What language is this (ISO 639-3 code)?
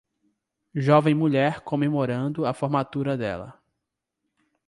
por